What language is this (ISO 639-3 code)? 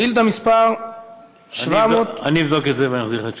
heb